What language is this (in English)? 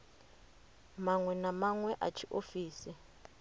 Venda